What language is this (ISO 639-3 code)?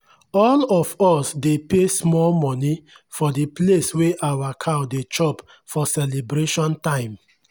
pcm